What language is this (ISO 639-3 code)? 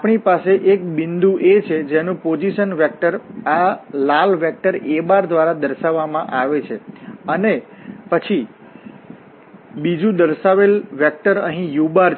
guj